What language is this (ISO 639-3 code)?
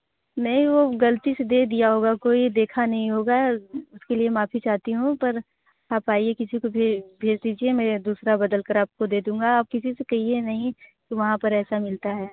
hin